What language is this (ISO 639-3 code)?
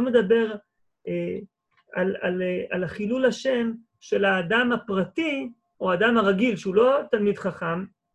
heb